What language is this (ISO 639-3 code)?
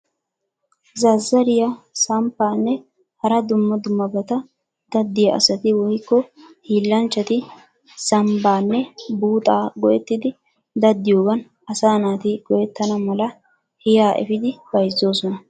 wal